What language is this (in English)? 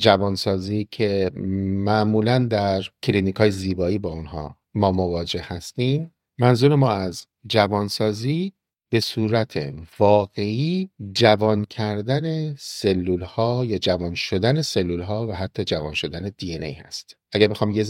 Persian